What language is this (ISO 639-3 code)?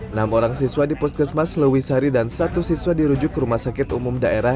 ind